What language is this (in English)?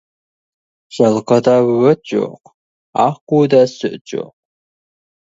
Kazakh